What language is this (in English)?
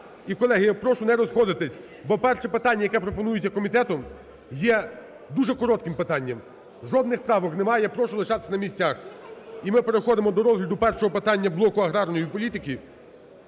Ukrainian